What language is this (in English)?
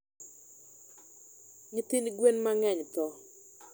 Luo (Kenya and Tanzania)